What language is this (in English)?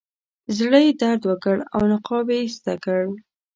Pashto